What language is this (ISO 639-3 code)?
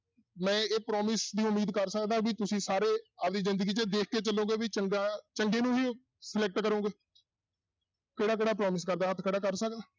pan